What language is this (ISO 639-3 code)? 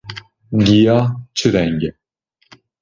kur